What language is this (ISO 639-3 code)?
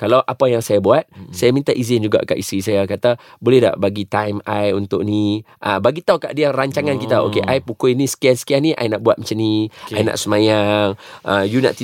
msa